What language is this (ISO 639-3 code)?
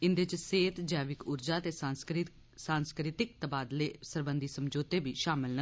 doi